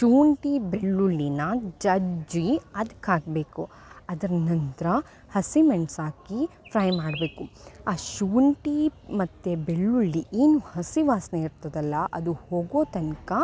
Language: Kannada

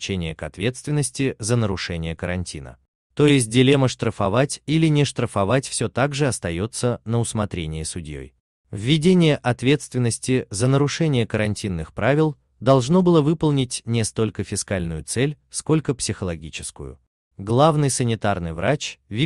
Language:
Russian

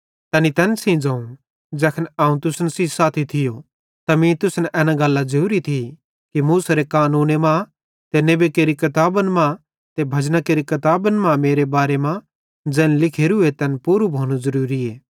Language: Bhadrawahi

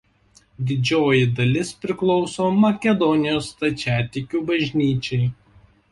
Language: Lithuanian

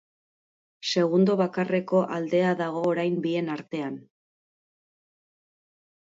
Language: Basque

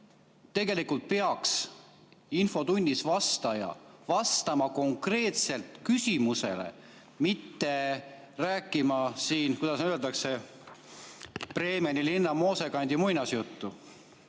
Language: Estonian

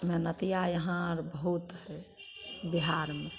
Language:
Maithili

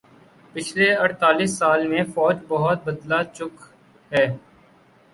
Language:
Urdu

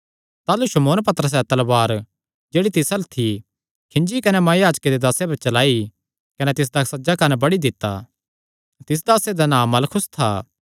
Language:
Kangri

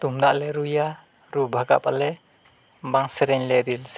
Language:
Santali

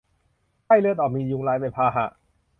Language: Thai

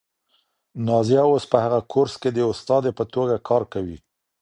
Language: Pashto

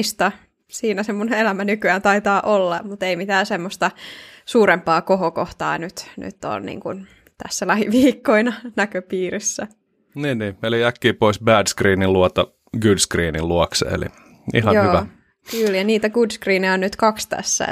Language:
Finnish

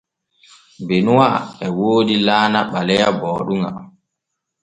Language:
Borgu Fulfulde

